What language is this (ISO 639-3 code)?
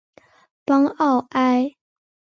zho